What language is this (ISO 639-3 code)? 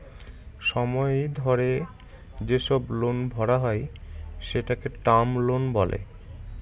ben